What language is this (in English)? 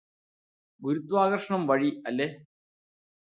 Malayalam